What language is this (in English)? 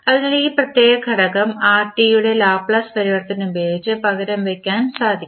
Malayalam